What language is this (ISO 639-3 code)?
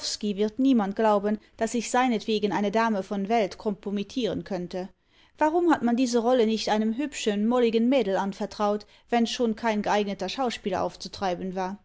deu